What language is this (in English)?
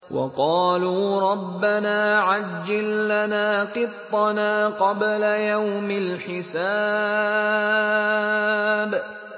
Arabic